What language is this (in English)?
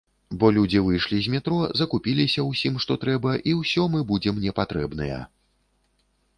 Belarusian